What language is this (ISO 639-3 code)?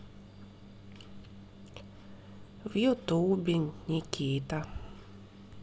rus